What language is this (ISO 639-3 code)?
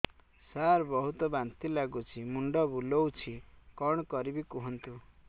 ori